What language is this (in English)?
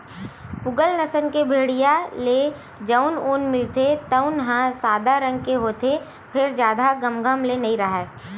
Chhattisgarhi